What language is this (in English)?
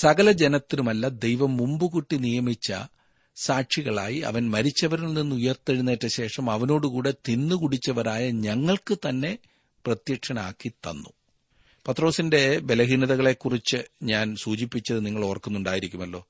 Malayalam